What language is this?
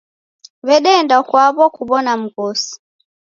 Taita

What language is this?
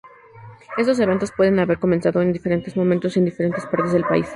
Spanish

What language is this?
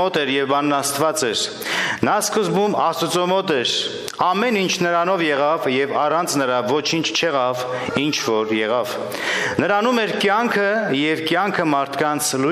Romanian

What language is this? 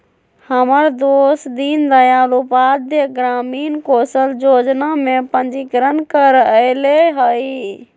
Magahi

